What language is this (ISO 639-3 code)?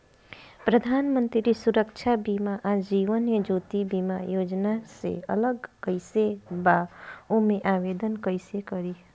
bho